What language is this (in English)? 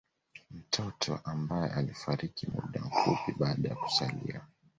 Swahili